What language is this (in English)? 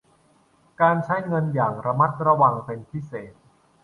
Thai